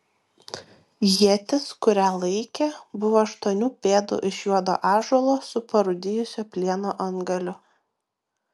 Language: Lithuanian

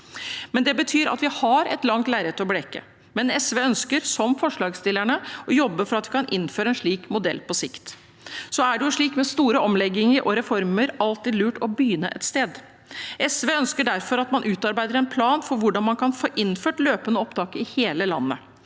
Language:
Norwegian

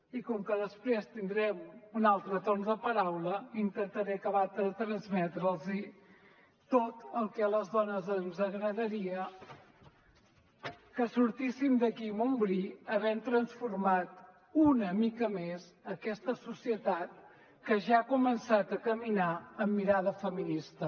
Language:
Catalan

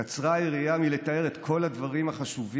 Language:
Hebrew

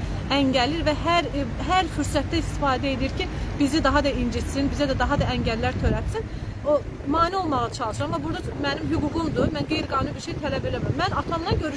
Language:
Turkish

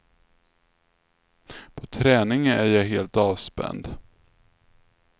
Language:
Swedish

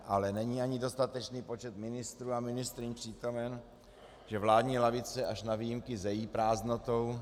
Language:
Czech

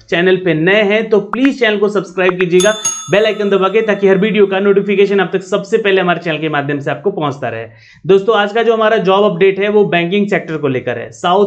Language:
Hindi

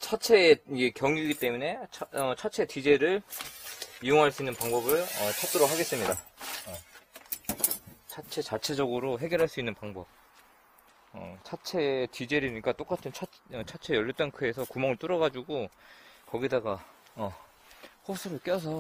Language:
Korean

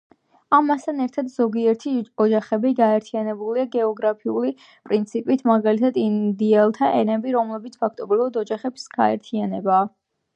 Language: Georgian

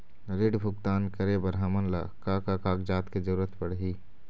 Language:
Chhattisgarhi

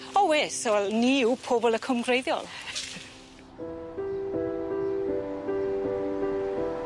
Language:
Welsh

